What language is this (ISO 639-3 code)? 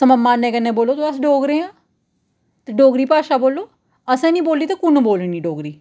doi